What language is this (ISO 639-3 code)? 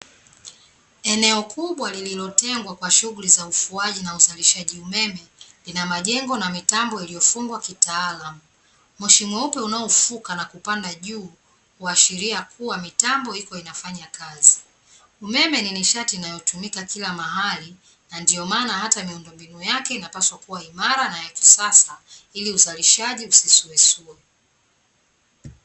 swa